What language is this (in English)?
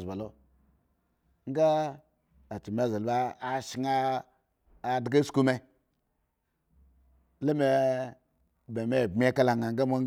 Eggon